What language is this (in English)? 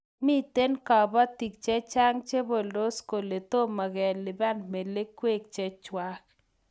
Kalenjin